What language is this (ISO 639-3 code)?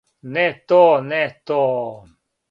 srp